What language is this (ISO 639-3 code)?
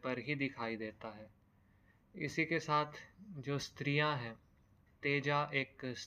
hin